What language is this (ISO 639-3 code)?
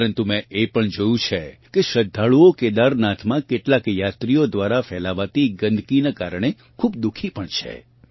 guj